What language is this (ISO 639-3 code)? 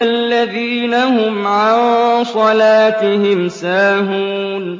ara